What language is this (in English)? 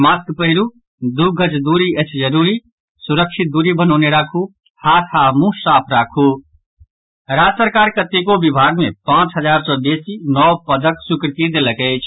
Maithili